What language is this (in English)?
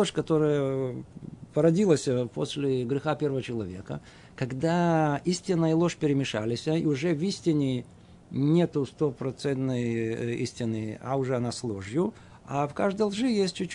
Russian